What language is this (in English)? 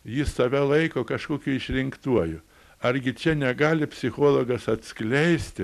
Lithuanian